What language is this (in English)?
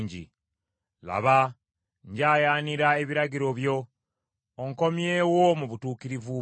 Ganda